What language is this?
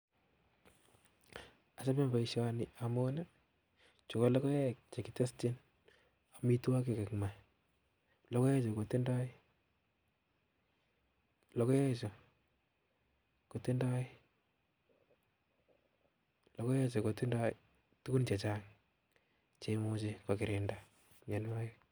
Kalenjin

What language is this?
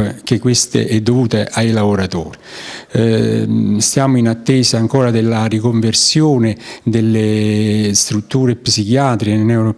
Italian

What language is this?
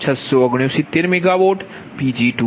Gujarati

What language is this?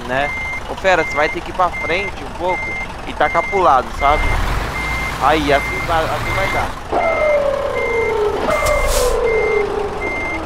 Portuguese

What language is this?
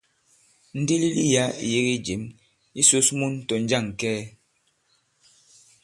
Bankon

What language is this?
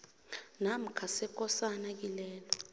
South Ndebele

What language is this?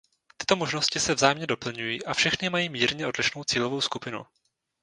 Czech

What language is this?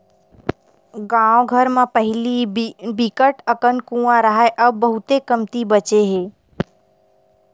Chhattisgarhi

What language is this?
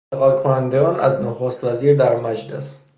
Persian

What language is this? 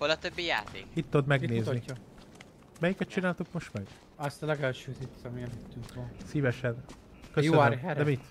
Hungarian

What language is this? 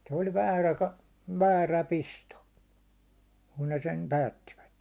Finnish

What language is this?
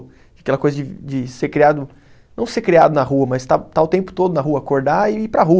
Portuguese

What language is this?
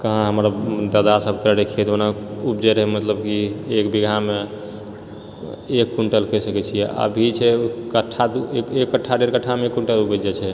Maithili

